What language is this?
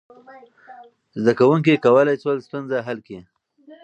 Pashto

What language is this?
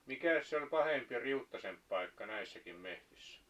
Finnish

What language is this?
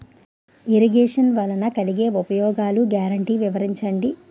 Telugu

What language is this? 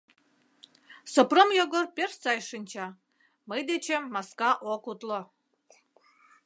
Mari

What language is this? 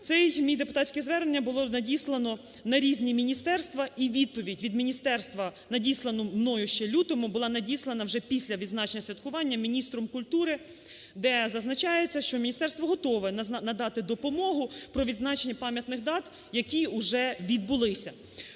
Ukrainian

